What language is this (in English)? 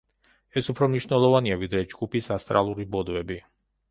Georgian